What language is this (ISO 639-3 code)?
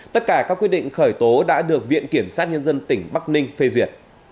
vie